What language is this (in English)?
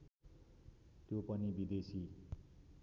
Nepali